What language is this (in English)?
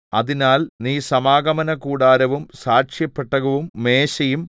Malayalam